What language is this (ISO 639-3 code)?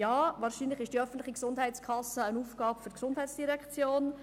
gsw